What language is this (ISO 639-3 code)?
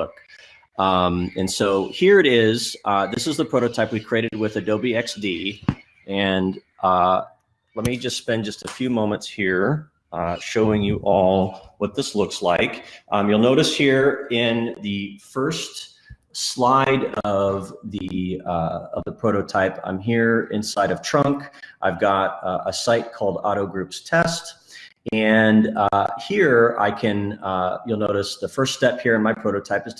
eng